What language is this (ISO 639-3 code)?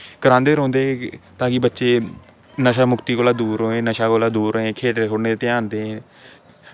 doi